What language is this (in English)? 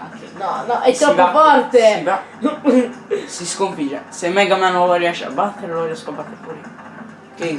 Italian